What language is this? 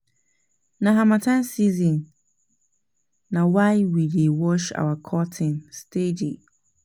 Nigerian Pidgin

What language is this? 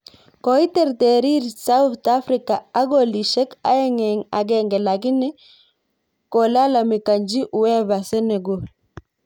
Kalenjin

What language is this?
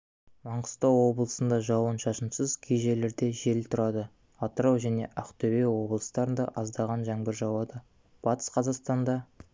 Kazakh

